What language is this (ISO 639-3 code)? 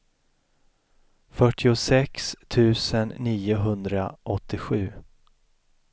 swe